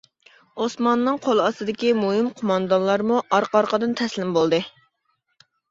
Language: Uyghur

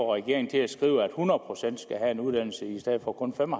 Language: Danish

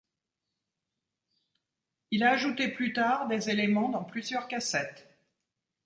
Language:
French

